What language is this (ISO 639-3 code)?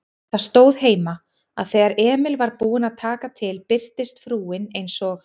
isl